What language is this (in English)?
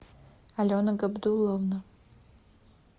Russian